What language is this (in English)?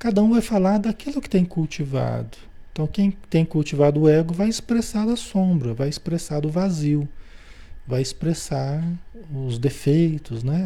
Portuguese